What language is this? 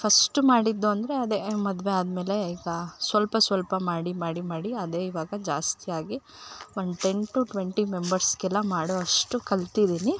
Kannada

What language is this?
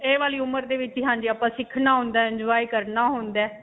Punjabi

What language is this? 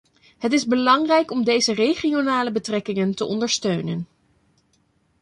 Dutch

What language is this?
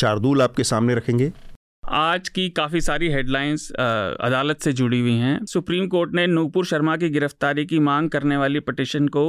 Hindi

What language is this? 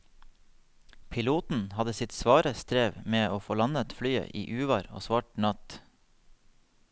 Norwegian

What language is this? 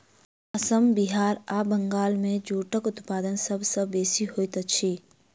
Maithili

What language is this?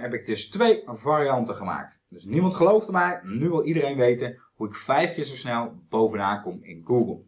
Dutch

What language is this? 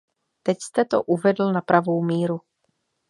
Czech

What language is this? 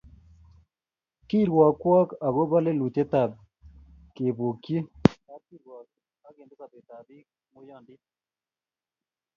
Kalenjin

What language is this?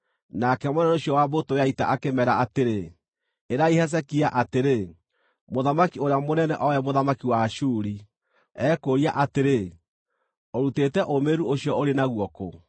Kikuyu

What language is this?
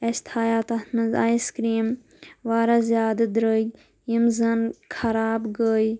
Kashmiri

